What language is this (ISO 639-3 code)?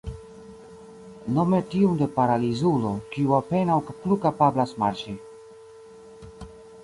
epo